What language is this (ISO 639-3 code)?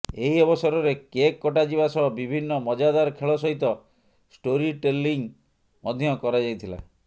ori